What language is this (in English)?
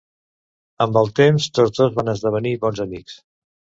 Catalan